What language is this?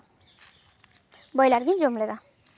Santali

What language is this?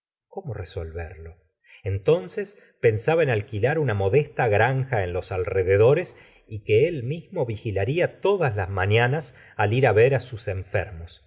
Spanish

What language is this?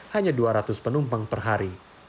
Indonesian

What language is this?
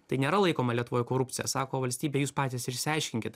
Lithuanian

